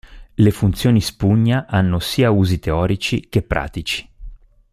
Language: Italian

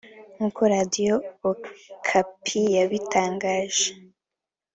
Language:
Kinyarwanda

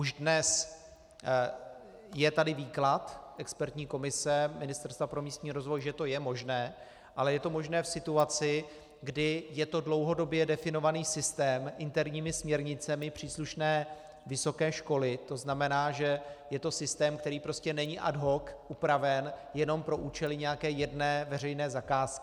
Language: Czech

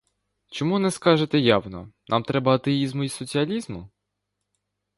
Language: Ukrainian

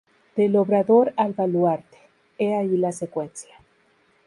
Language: Spanish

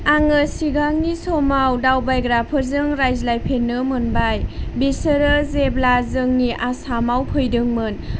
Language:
Bodo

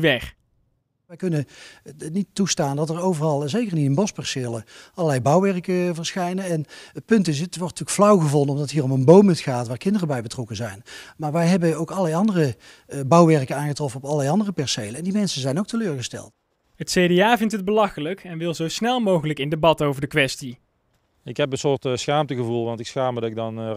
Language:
Dutch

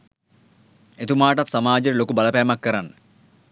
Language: Sinhala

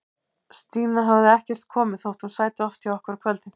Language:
Icelandic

